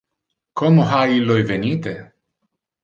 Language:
Interlingua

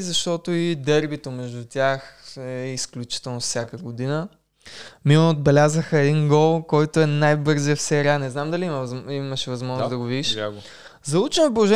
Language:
Bulgarian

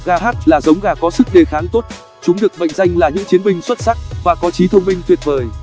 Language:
Vietnamese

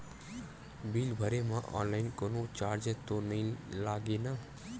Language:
Chhattisgarhi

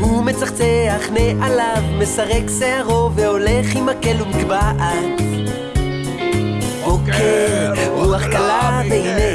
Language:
Hebrew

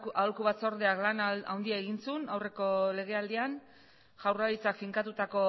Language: Basque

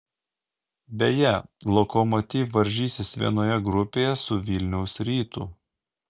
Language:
Lithuanian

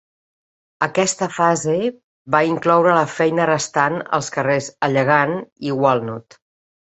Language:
Catalan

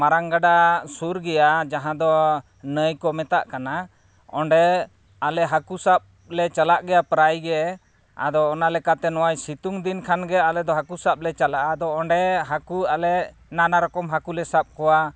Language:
Santali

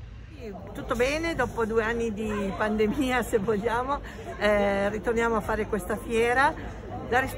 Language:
Italian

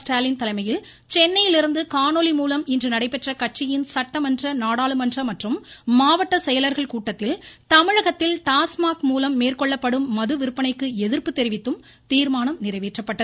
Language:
Tamil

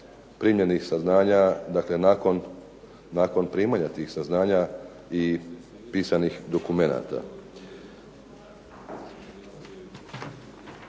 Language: Croatian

